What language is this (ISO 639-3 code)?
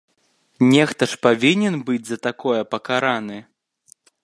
bel